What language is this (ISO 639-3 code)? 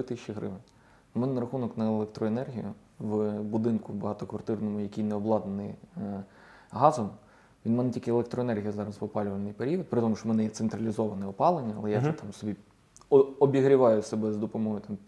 ukr